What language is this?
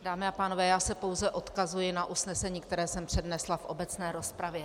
Czech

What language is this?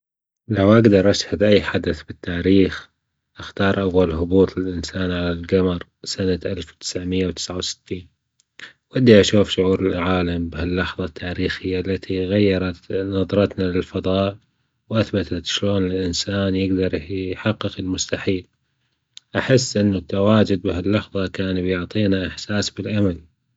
Gulf Arabic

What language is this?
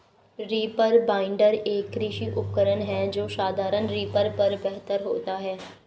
Hindi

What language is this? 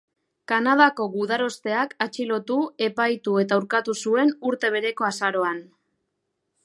Basque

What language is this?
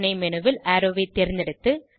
Tamil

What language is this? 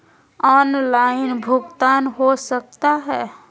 Magahi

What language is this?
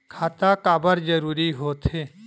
Chhattisgarhi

